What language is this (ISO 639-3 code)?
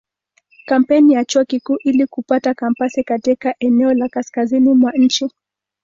swa